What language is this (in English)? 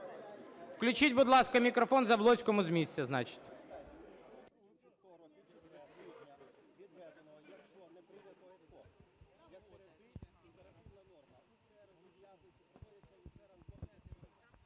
Ukrainian